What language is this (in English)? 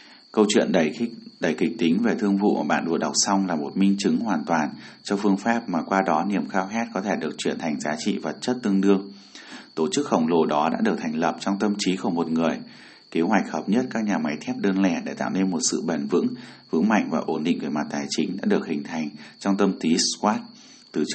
Vietnamese